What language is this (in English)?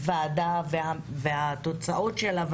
Hebrew